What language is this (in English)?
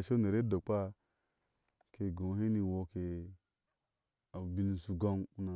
Ashe